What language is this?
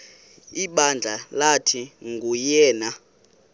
Xhosa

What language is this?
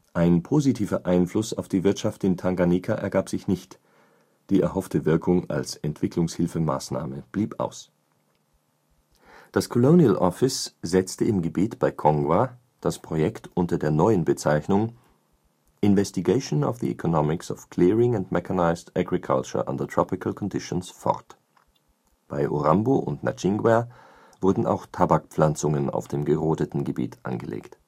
German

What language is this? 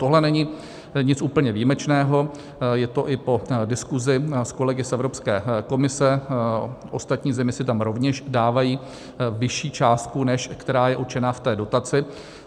Czech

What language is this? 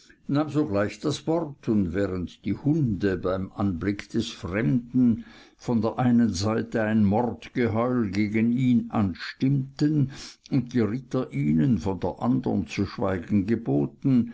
German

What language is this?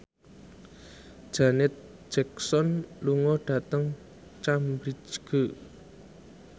Javanese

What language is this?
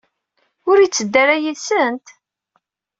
Kabyle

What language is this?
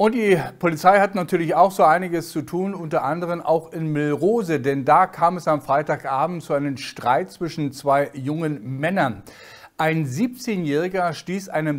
German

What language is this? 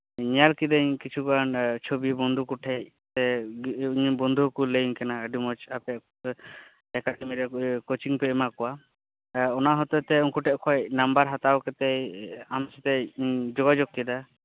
Santali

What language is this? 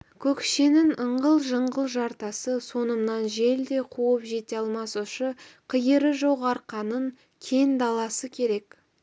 Kazakh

